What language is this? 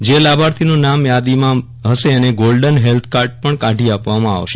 Gujarati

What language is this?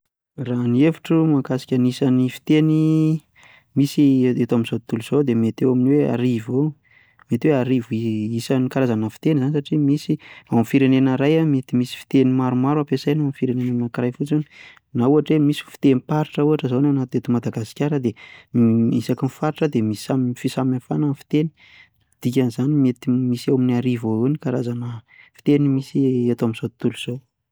Malagasy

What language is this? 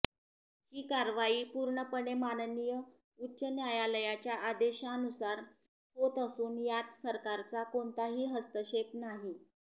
Marathi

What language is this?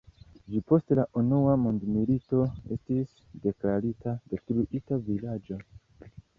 Esperanto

